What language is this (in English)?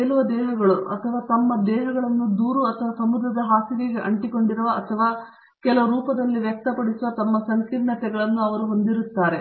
Kannada